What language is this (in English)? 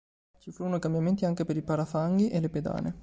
Italian